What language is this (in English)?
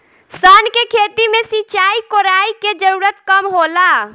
Bhojpuri